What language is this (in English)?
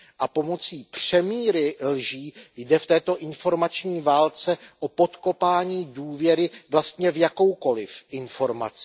Czech